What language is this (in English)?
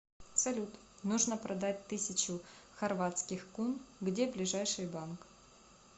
Russian